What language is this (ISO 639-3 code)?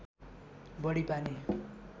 nep